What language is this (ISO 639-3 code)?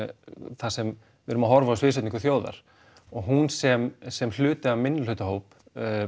isl